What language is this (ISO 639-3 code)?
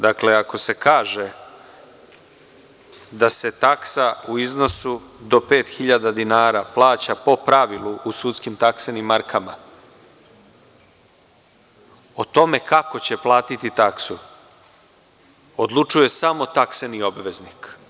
srp